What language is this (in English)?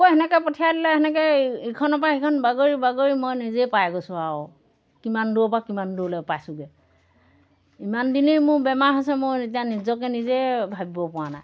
Assamese